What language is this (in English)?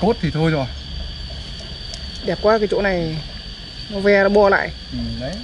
Vietnamese